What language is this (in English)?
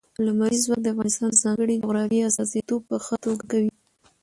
Pashto